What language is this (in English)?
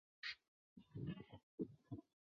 Chinese